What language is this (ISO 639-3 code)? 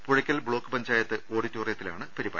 mal